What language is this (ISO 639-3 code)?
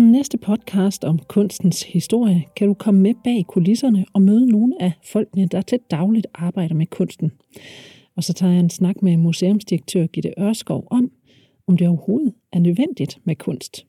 dan